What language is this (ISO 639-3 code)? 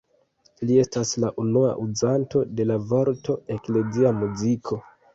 epo